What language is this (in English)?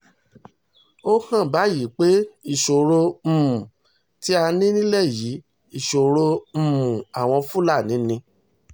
Yoruba